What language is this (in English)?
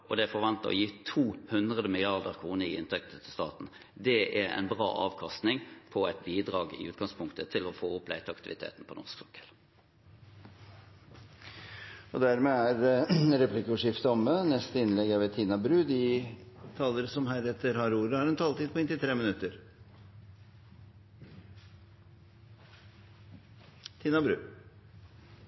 Norwegian Bokmål